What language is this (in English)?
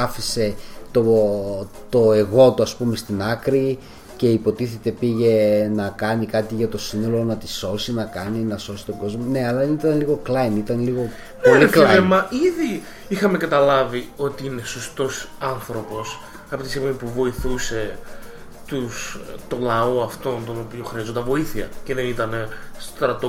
Greek